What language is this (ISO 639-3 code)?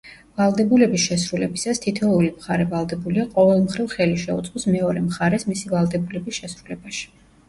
kat